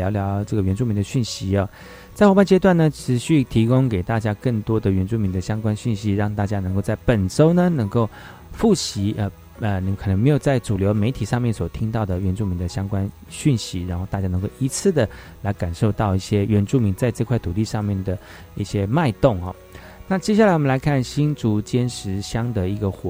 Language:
Chinese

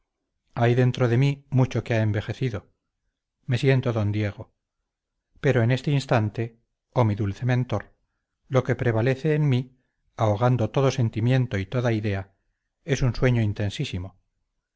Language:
Spanish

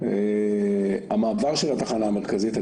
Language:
Hebrew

